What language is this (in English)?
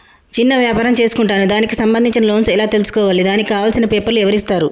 Telugu